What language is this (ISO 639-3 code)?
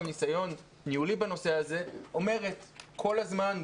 heb